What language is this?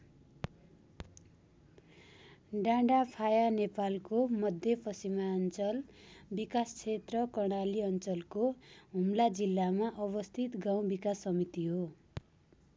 Nepali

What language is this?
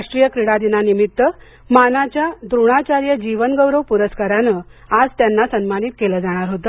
Marathi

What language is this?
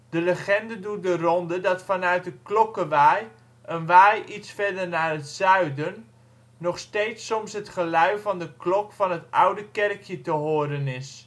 Dutch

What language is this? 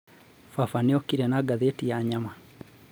Kikuyu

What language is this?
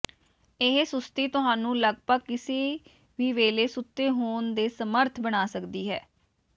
Punjabi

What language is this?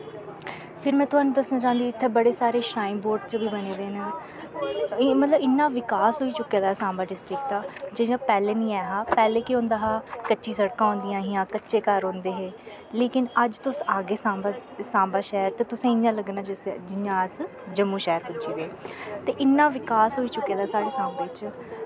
Dogri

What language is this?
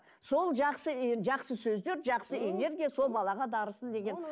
Kazakh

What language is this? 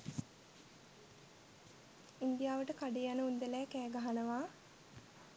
Sinhala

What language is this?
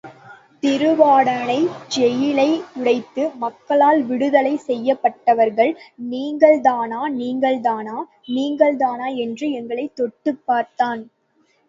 Tamil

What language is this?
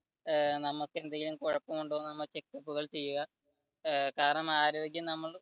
Malayalam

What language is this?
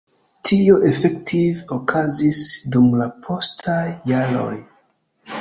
Esperanto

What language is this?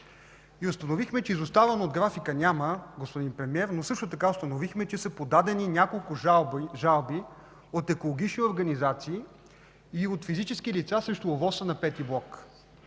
Bulgarian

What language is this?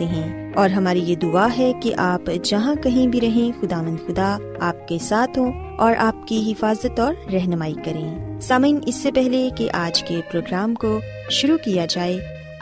Urdu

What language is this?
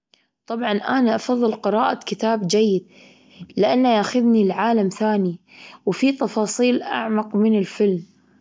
Gulf Arabic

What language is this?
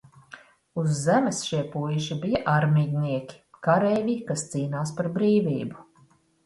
Latvian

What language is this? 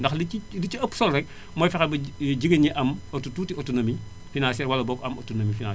Wolof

